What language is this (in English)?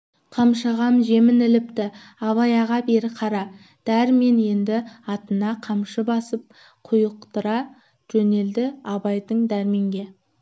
Kazakh